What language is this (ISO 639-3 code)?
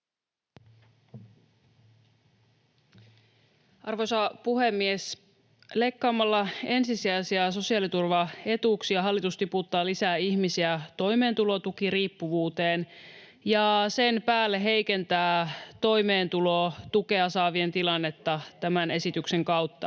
fin